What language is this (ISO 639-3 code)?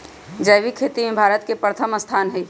mag